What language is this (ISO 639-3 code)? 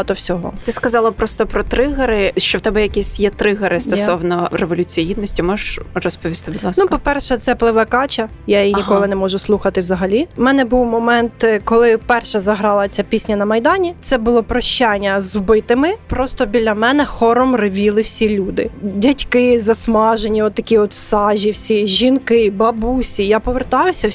ukr